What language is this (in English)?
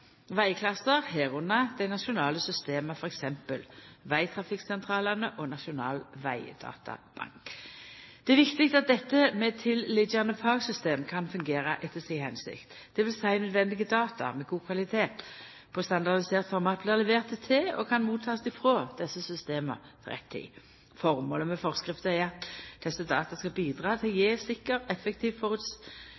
Norwegian Nynorsk